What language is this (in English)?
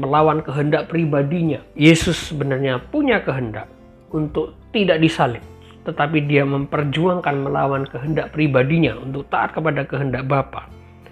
Indonesian